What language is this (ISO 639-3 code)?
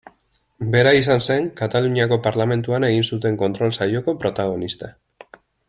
eus